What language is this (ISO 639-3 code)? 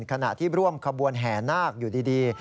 tha